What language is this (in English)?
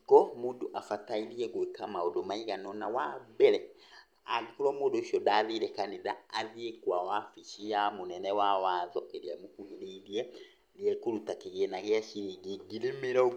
Kikuyu